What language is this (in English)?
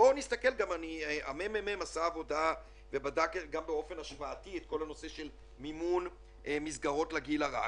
Hebrew